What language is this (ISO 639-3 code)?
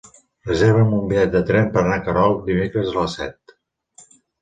cat